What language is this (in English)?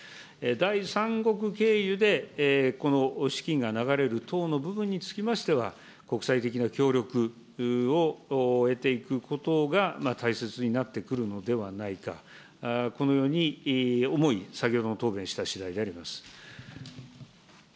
Japanese